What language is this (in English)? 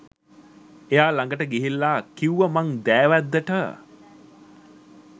Sinhala